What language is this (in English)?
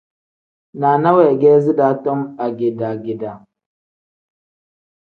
Tem